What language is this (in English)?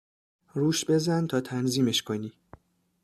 Persian